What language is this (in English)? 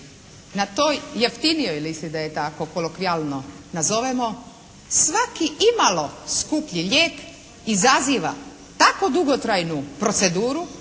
Croatian